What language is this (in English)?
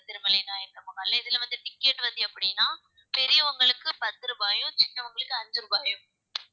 Tamil